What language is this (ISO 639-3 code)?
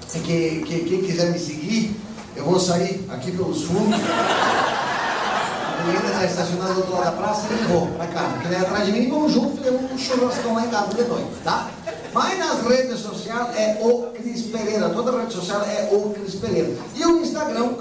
por